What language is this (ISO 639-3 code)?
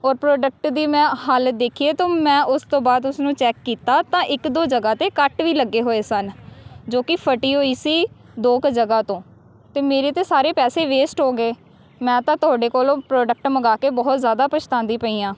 pan